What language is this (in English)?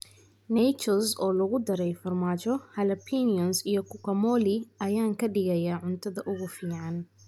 Somali